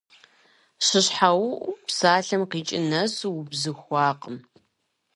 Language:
Kabardian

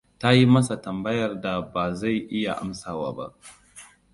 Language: Hausa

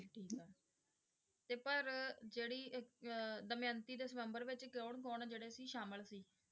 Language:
Punjabi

